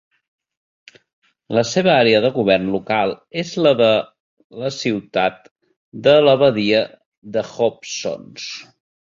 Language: Catalan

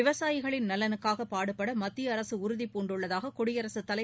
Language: Tamil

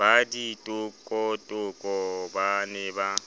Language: Southern Sotho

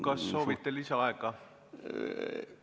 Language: Estonian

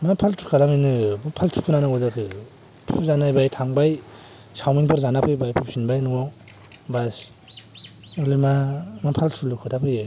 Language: Bodo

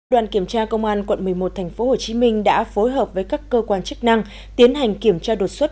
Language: Vietnamese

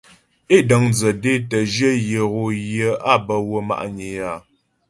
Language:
Ghomala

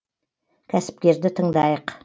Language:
Kazakh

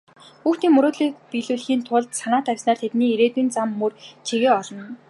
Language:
Mongolian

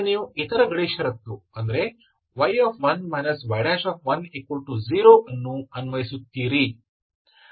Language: Kannada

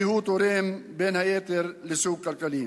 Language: Hebrew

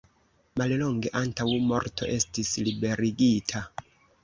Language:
Esperanto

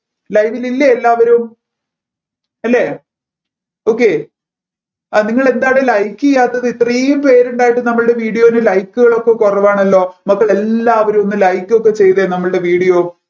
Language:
Malayalam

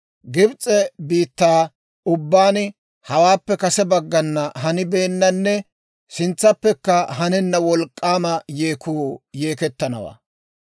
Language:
Dawro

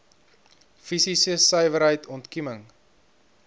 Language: Afrikaans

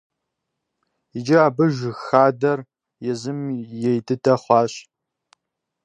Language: Kabardian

